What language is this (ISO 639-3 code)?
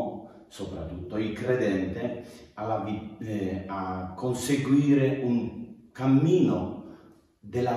ita